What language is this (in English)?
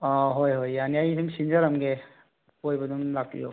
Manipuri